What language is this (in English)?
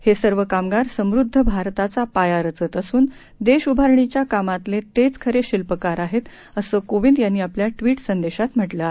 Marathi